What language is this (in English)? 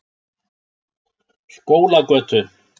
Icelandic